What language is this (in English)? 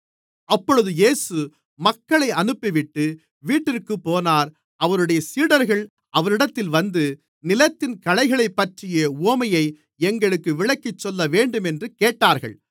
Tamil